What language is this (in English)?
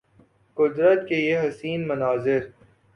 Urdu